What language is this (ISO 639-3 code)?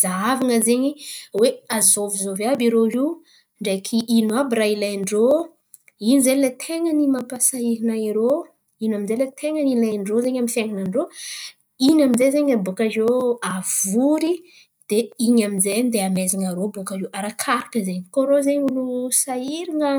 xmv